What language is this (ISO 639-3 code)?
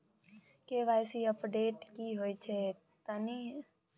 mai